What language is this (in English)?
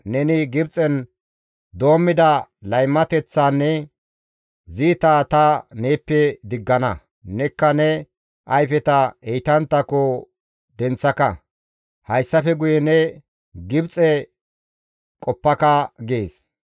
Gamo